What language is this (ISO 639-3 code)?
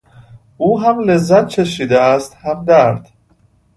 fas